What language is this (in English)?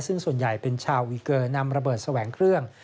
Thai